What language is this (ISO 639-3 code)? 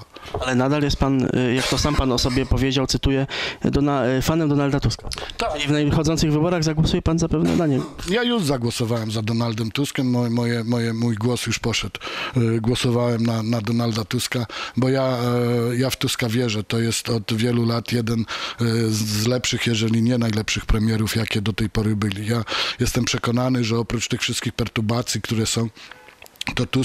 pol